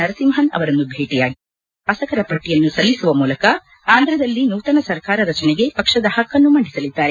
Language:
Kannada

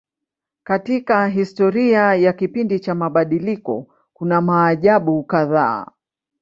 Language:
Swahili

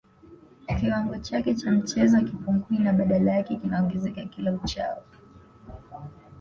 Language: Swahili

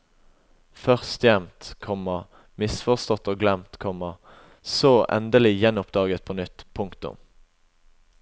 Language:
Norwegian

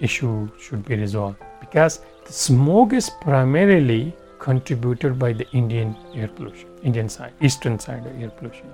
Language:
Urdu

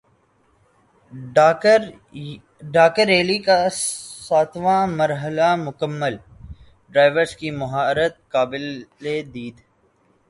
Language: Urdu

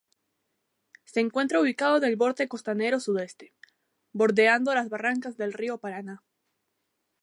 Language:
Spanish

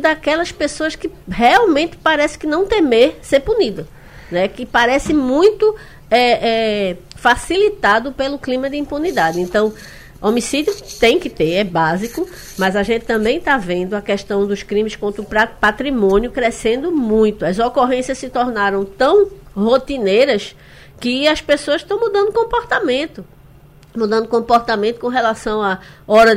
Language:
Portuguese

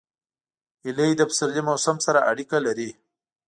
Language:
Pashto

